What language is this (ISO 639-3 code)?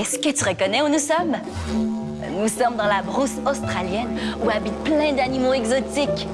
fra